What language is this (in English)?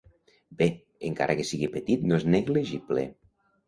Catalan